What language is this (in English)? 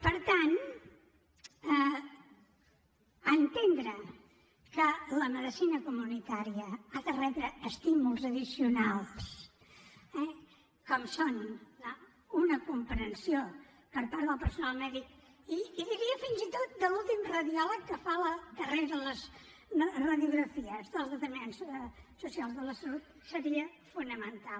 Catalan